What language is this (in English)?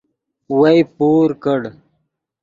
Yidgha